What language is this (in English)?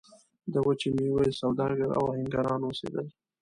Pashto